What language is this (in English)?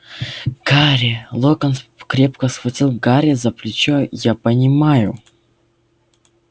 Russian